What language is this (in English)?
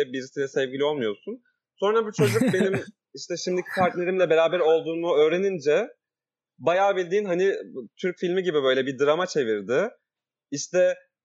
Turkish